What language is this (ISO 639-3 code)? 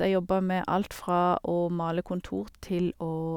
nor